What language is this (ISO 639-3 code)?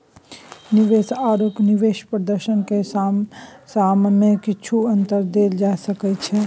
mai